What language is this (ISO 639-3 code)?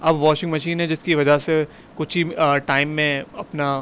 urd